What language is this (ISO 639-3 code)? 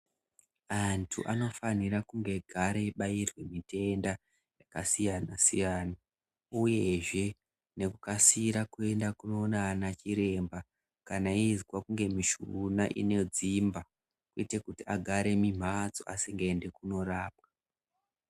ndc